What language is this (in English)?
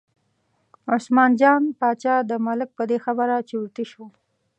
Pashto